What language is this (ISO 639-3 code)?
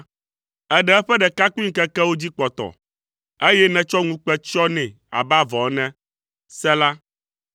ewe